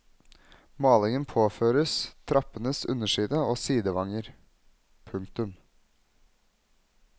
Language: Norwegian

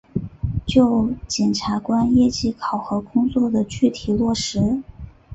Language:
Chinese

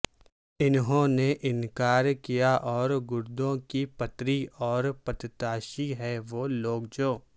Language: Urdu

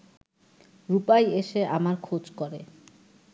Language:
Bangla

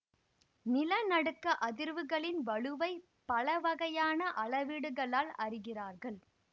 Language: Tamil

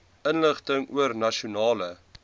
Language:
Afrikaans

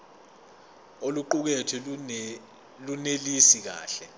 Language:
Zulu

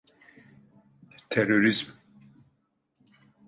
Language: Turkish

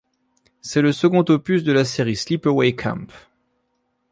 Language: French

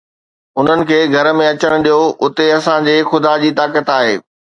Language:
Sindhi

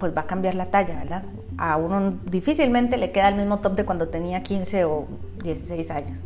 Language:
Spanish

